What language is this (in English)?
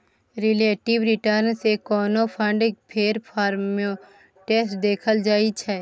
Maithili